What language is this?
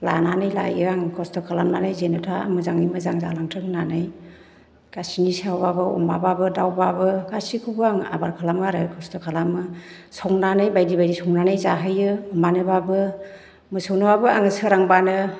Bodo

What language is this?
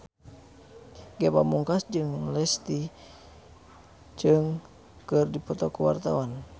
Sundanese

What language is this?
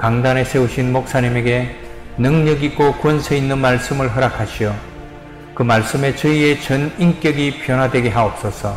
Korean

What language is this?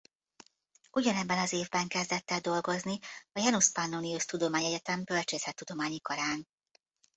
Hungarian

